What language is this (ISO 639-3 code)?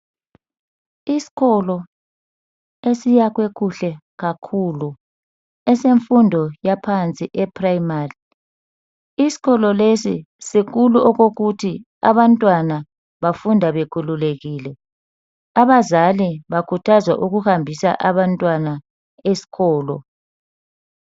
nde